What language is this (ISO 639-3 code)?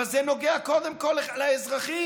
heb